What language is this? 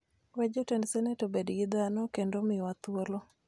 Luo (Kenya and Tanzania)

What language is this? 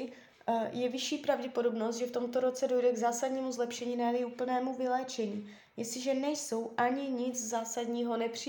Czech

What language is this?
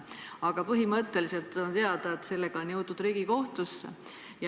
Estonian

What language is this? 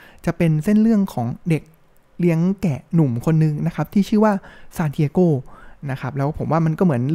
Thai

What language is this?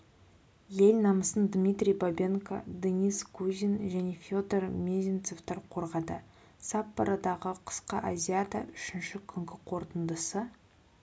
Kazakh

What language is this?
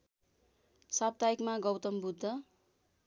Nepali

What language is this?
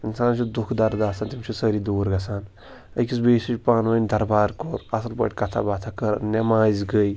Kashmiri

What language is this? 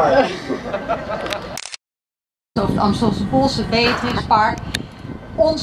Dutch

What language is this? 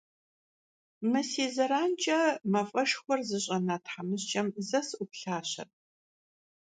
Kabardian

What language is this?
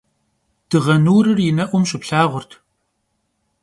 Kabardian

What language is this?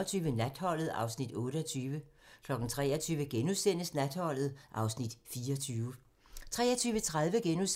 Danish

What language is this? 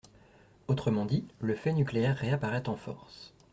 French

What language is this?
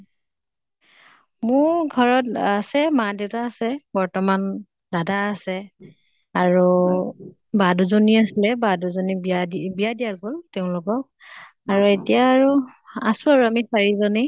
Assamese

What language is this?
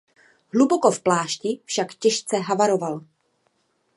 Czech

